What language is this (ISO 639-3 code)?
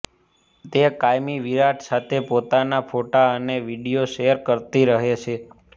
guj